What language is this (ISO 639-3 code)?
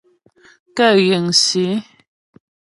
bbj